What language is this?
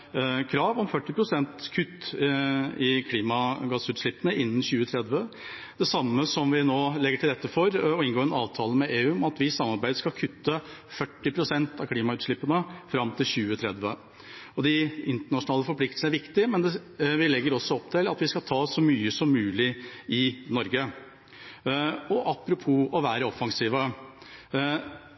Norwegian Bokmål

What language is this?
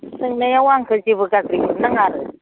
Bodo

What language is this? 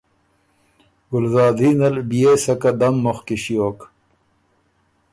Ormuri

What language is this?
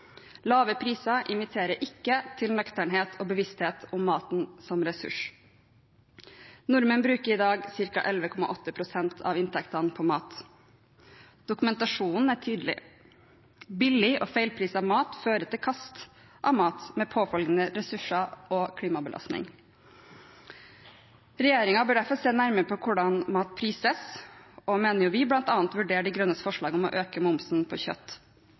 Norwegian Bokmål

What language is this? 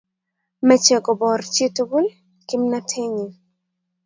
Kalenjin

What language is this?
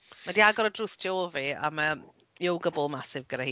Welsh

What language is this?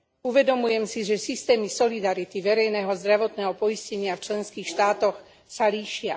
Slovak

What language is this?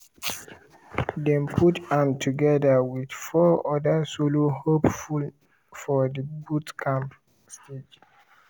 Nigerian Pidgin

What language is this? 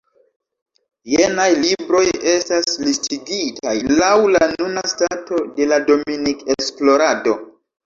Esperanto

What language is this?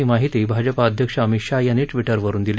Marathi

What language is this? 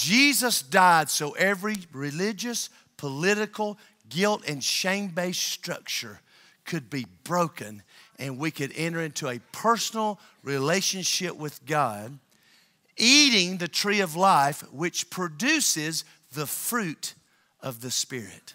English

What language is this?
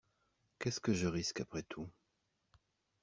French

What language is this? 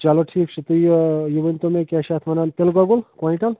Kashmiri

